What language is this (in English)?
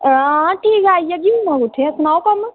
Dogri